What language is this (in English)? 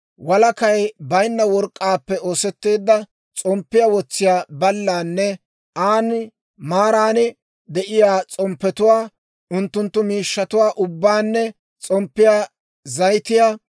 Dawro